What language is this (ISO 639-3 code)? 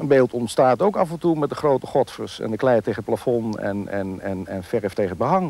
nld